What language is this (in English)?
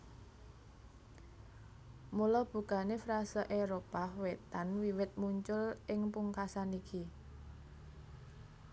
Javanese